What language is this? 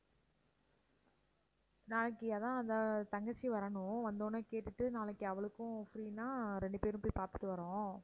Tamil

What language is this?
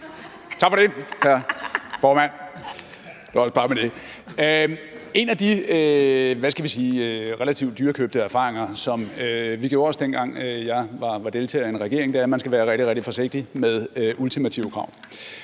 Danish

